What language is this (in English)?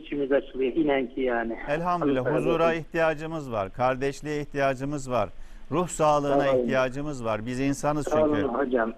Turkish